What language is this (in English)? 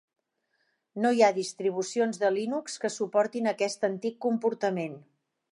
Catalan